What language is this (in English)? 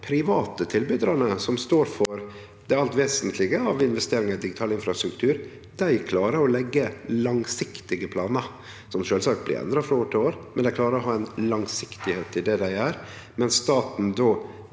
Norwegian